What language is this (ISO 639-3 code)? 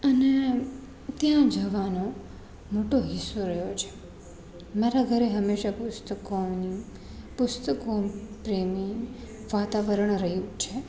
guj